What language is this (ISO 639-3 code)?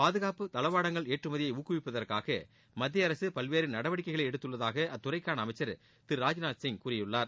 tam